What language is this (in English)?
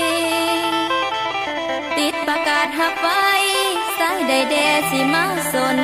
Thai